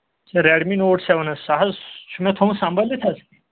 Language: Kashmiri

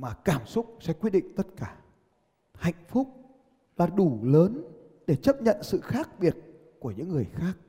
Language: Vietnamese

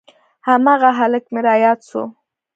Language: Pashto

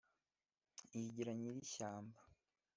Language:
Kinyarwanda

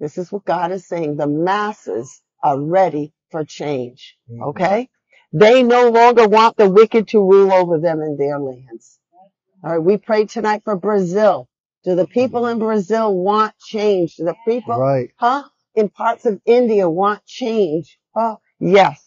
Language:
English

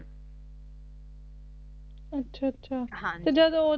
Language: Punjabi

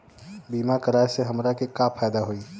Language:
Bhojpuri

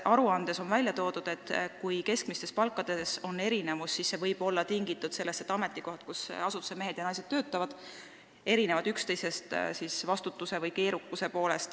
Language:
Estonian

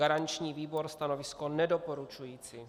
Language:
Czech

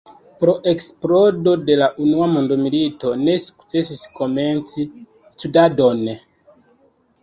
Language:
Esperanto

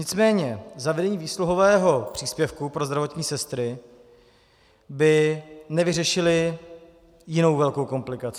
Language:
Czech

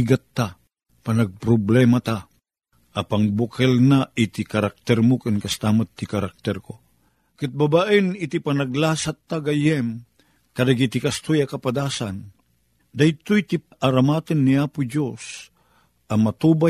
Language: Filipino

